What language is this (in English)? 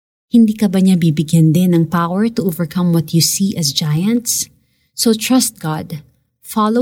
Filipino